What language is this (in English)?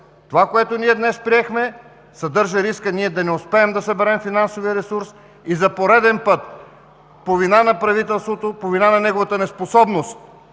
Bulgarian